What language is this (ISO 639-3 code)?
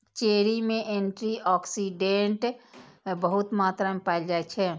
mai